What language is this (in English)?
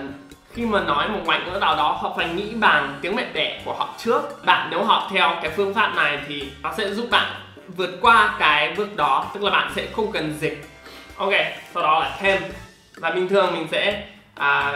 Vietnamese